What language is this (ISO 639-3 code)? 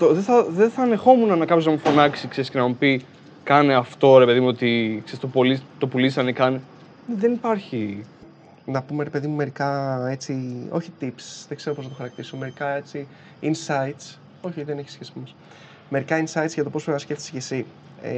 ell